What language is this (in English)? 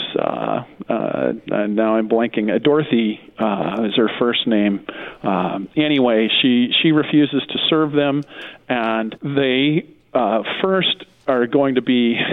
English